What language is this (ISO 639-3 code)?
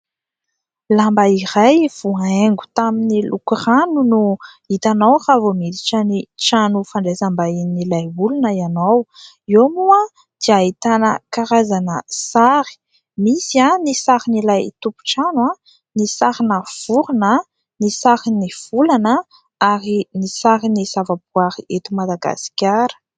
mlg